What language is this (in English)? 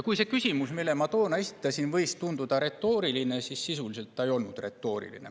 Estonian